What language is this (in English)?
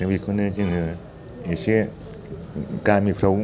Bodo